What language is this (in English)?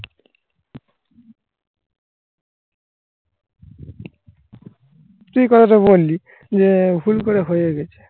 Bangla